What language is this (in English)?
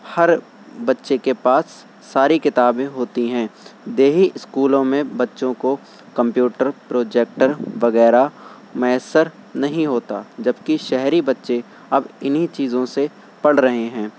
Urdu